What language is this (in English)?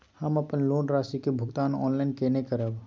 Maithili